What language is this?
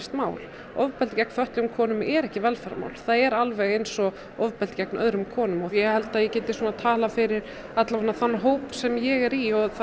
Icelandic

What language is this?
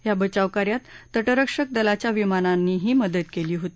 Marathi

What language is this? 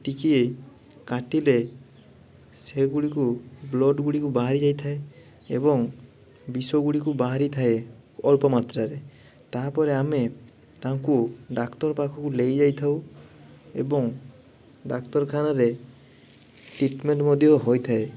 Odia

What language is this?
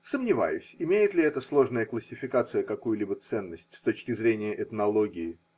Russian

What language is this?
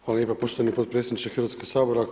Croatian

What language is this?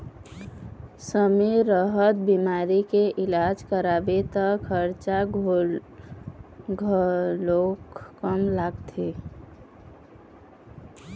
Chhattisgarhi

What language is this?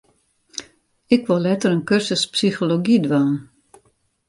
Western Frisian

